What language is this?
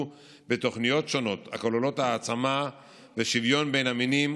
Hebrew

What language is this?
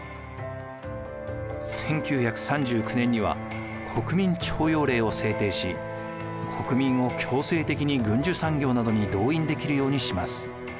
Japanese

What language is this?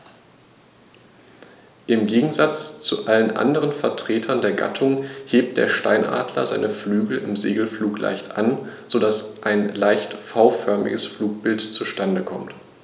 German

